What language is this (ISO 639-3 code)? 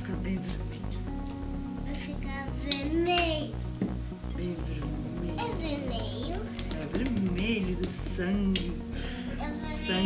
por